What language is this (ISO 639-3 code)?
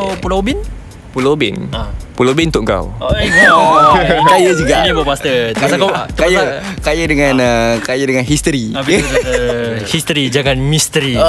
msa